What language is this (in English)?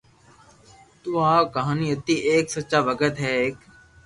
Loarki